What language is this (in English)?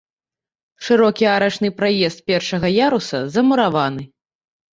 Belarusian